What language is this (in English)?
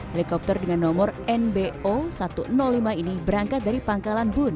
Indonesian